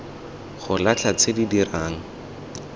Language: Tswana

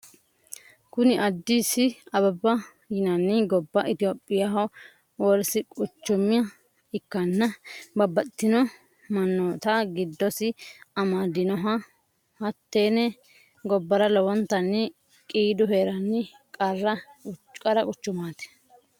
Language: Sidamo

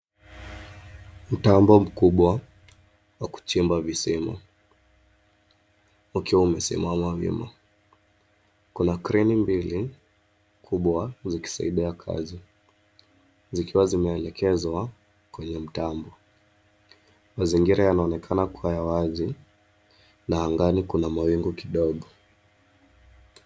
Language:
Swahili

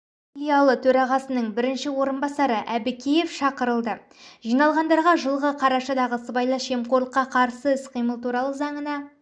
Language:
Kazakh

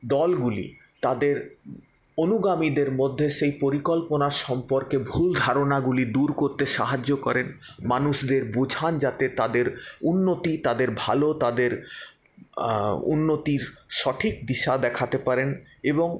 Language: Bangla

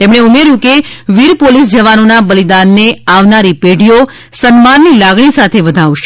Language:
Gujarati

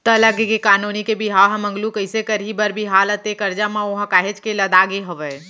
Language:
Chhattisgarhi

